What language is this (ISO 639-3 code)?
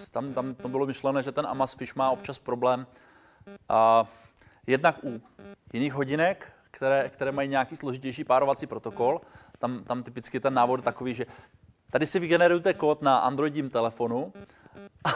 ces